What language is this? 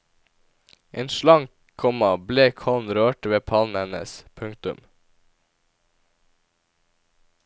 Norwegian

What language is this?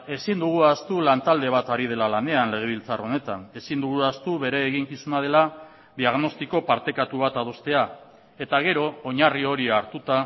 Basque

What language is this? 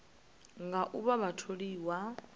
Venda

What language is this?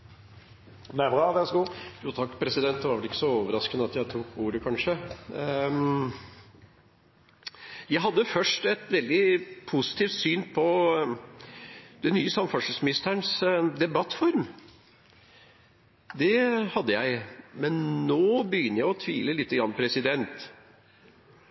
Norwegian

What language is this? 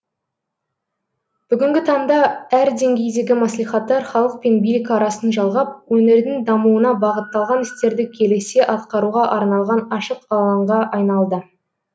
Kazakh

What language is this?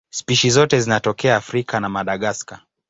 Swahili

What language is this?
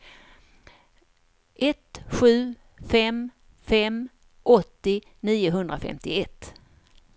Swedish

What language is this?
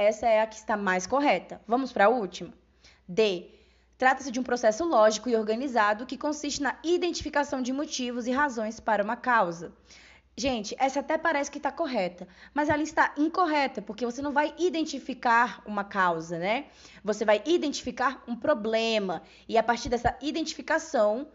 Portuguese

